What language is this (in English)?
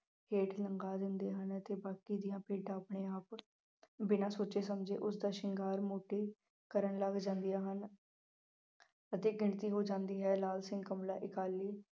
Punjabi